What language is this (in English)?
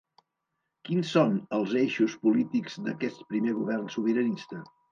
Catalan